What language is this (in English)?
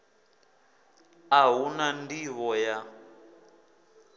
Venda